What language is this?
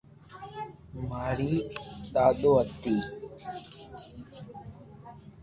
Loarki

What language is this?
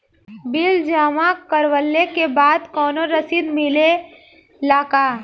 Bhojpuri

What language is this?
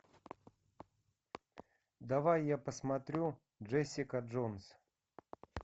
Russian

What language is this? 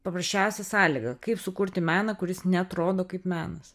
Lithuanian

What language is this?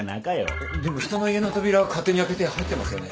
Japanese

